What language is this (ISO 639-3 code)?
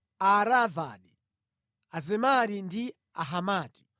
nya